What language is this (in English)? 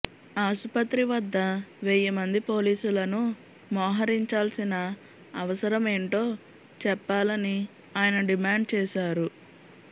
Telugu